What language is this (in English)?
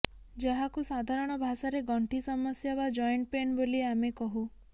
Odia